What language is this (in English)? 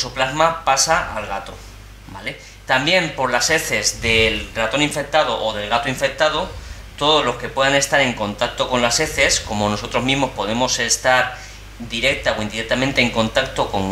Spanish